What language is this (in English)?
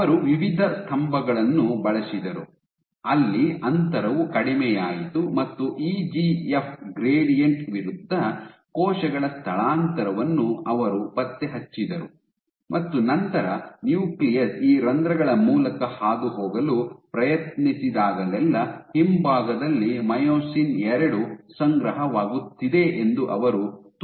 Kannada